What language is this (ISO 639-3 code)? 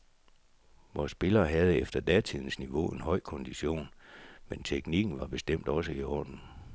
dan